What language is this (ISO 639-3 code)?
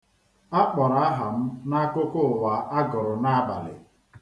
ibo